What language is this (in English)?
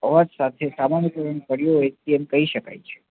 Gujarati